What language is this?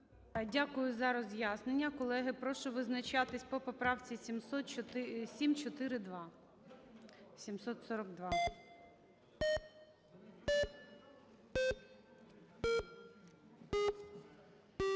Ukrainian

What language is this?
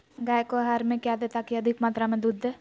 Magahi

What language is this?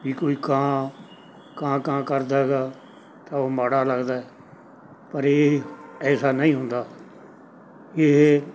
Punjabi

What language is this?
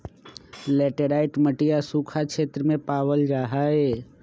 Magahi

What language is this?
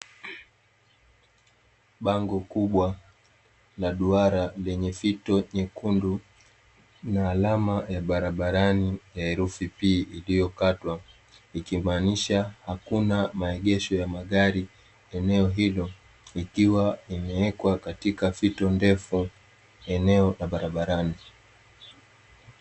Swahili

